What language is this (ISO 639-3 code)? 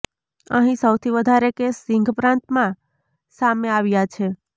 guj